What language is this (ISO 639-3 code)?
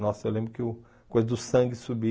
por